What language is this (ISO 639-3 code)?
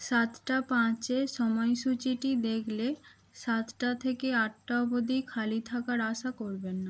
ben